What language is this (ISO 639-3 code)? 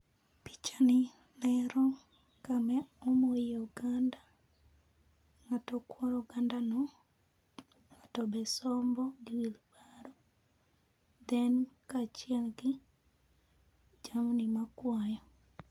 luo